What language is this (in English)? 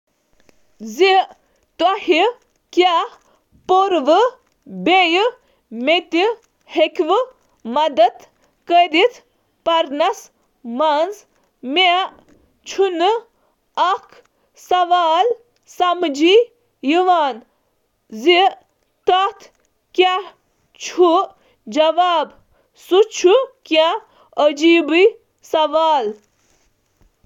Kashmiri